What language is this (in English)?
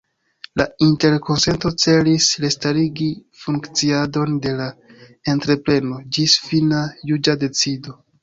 Esperanto